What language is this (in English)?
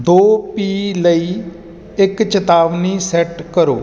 Punjabi